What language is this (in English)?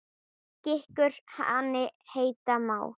Icelandic